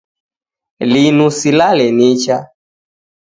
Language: Taita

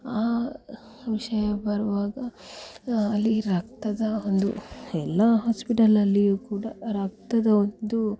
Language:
Kannada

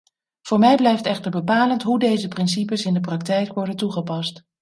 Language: Dutch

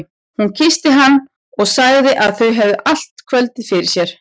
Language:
Icelandic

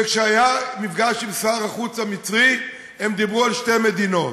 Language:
Hebrew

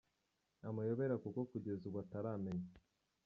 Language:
Kinyarwanda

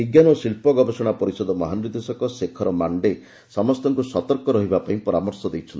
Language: Odia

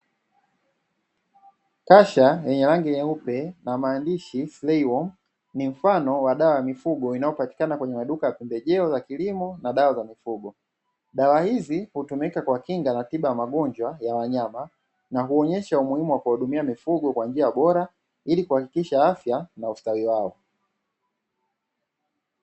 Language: Swahili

